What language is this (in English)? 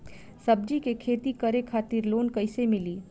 Bhojpuri